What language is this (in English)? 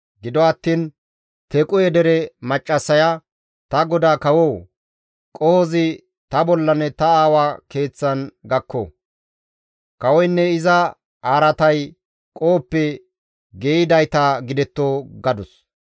Gamo